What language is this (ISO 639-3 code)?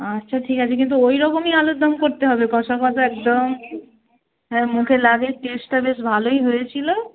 ben